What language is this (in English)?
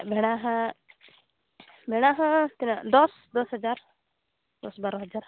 Santali